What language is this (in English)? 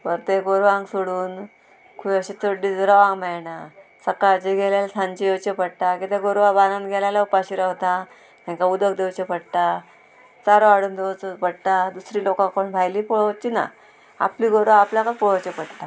Konkani